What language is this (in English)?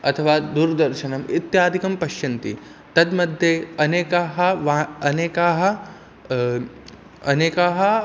Sanskrit